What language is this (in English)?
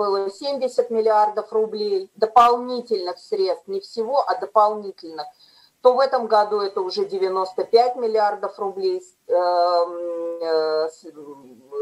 Russian